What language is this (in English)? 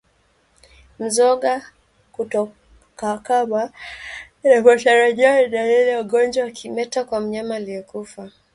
Swahili